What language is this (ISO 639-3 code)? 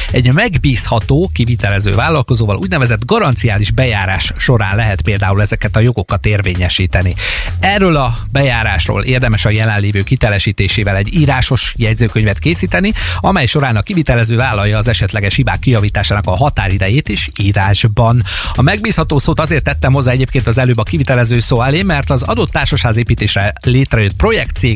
hun